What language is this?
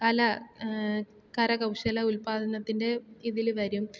Malayalam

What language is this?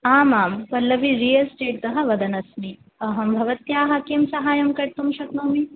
Sanskrit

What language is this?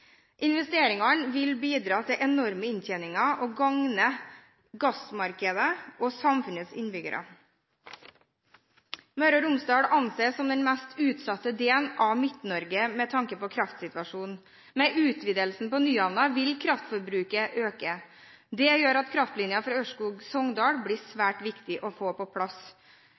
Norwegian Bokmål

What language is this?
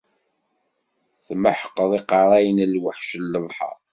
Kabyle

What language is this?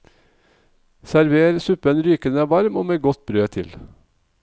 Norwegian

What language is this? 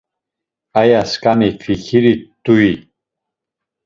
Laz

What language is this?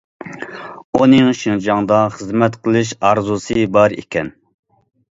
Uyghur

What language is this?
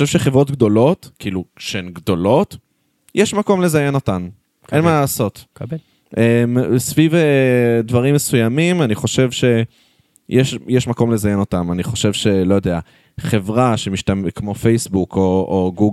Hebrew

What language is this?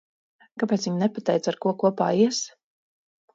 Latvian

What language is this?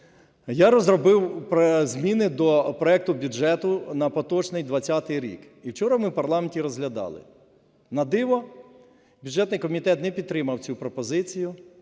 Ukrainian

